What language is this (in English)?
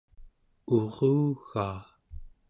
Central Yupik